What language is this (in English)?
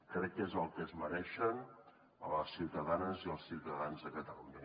Catalan